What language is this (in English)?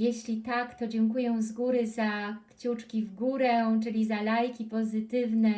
Polish